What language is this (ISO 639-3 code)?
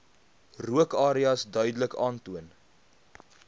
afr